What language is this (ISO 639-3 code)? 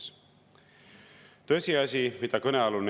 est